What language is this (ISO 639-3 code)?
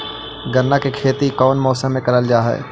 mag